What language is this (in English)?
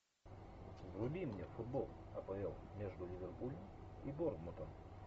Russian